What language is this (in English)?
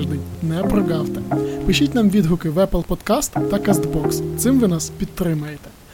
Ukrainian